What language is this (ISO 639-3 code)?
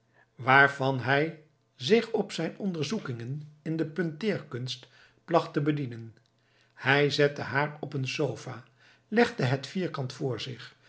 nld